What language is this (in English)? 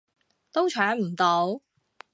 Cantonese